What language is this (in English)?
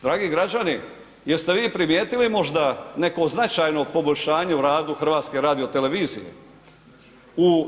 Croatian